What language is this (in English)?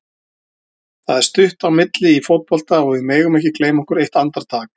Icelandic